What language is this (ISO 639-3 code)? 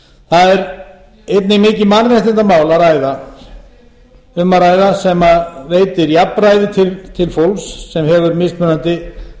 isl